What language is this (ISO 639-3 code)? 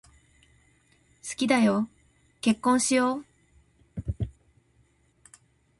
jpn